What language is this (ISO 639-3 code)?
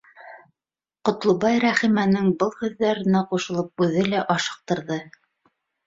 bak